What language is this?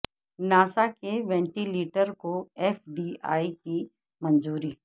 Urdu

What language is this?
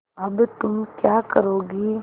Hindi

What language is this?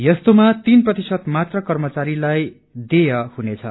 Nepali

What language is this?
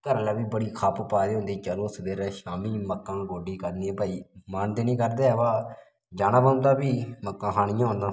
Dogri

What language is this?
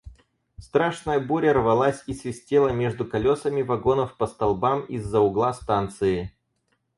Russian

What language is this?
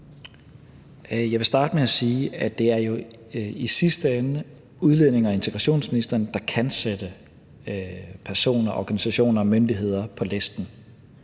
Danish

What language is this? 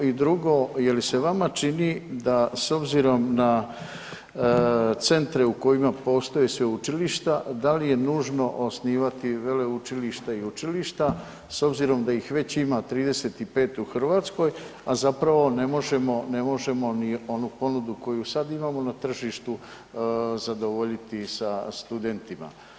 Croatian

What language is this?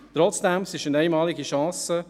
Swiss German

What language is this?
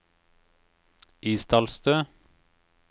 Norwegian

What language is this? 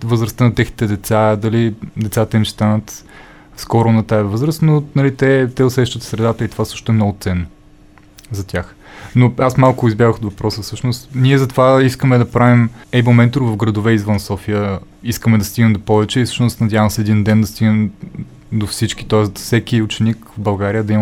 Bulgarian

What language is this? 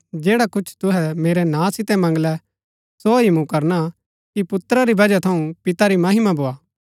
Gaddi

